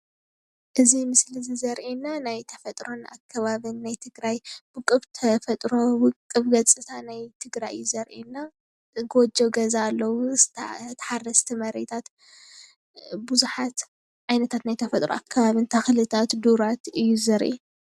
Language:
Tigrinya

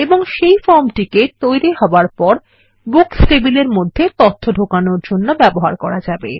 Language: Bangla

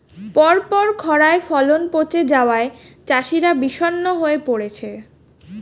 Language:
Bangla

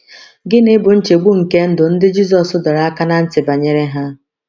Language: Igbo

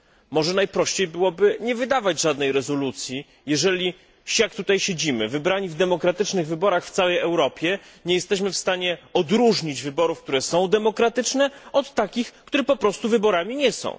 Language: Polish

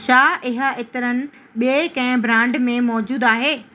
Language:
Sindhi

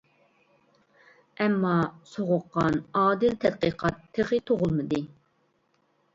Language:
Uyghur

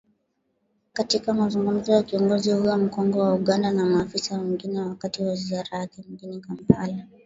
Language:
Swahili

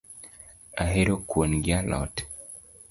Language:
Luo (Kenya and Tanzania)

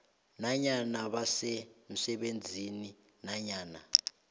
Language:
South Ndebele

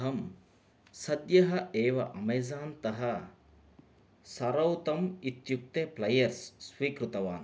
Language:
Sanskrit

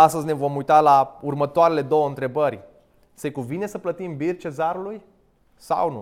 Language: Romanian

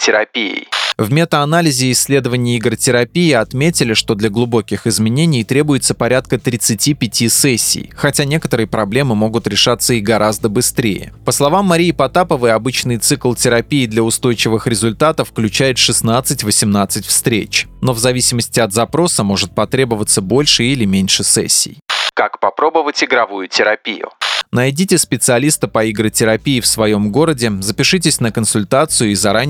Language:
Russian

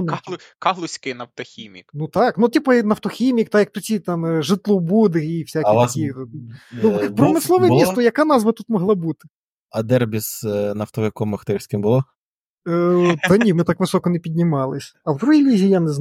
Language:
Ukrainian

